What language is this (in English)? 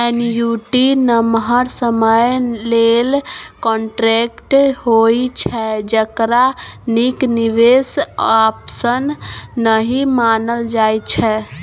Maithili